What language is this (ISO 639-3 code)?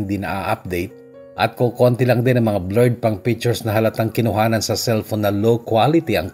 fil